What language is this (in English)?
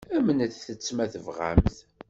Kabyle